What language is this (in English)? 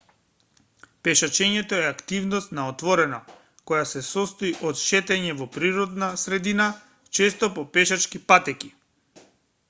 Macedonian